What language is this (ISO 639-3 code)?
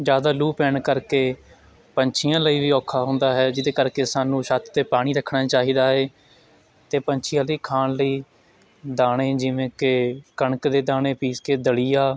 pan